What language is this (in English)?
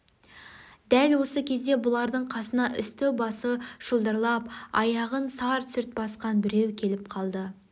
Kazakh